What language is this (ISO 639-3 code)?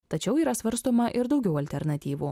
lit